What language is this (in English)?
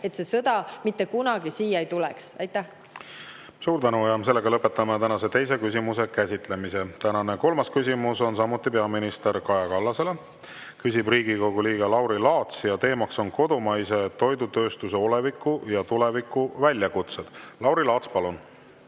Estonian